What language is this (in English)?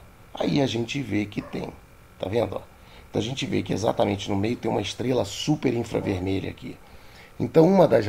Portuguese